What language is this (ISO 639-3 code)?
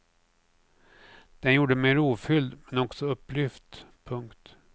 swe